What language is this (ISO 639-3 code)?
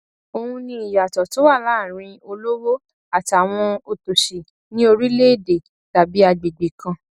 yor